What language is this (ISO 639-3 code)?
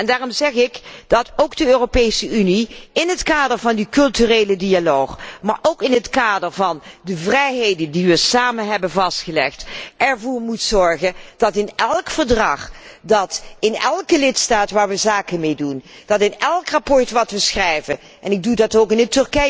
nld